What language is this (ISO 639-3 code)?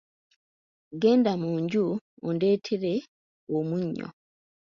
lug